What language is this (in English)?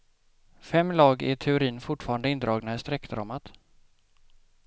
Swedish